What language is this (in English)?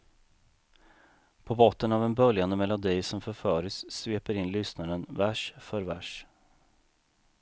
Swedish